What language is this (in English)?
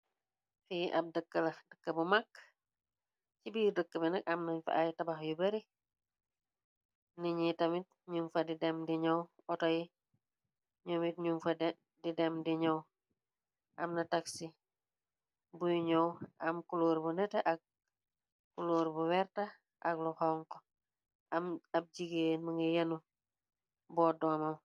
Wolof